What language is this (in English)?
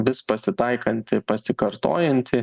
Lithuanian